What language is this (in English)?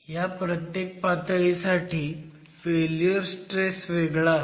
Marathi